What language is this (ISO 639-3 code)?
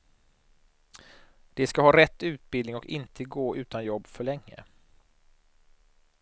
swe